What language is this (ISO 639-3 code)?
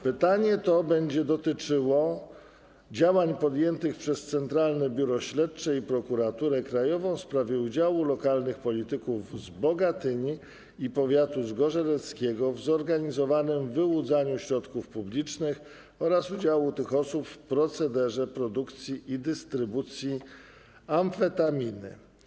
pol